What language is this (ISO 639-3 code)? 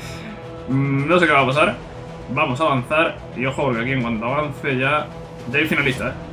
spa